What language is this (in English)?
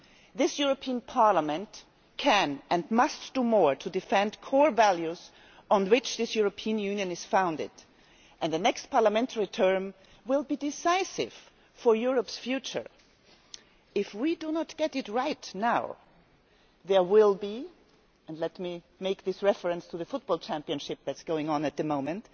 English